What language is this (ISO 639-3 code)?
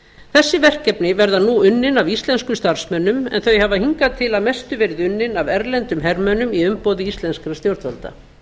isl